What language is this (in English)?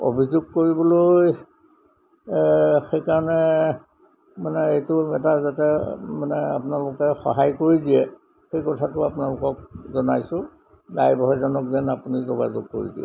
Assamese